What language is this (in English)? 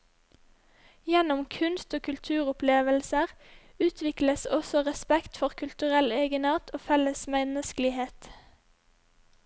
Norwegian